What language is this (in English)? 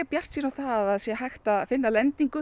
Icelandic